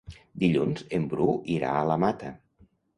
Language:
Catalan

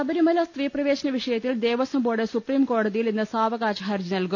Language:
Malayalam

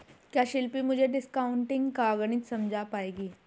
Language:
Hindi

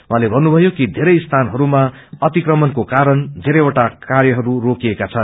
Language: Nepali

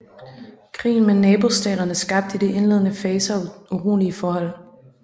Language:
Danish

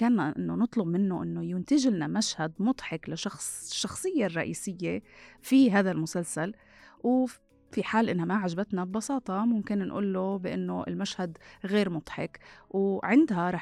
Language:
Arabic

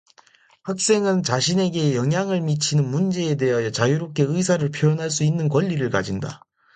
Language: Korean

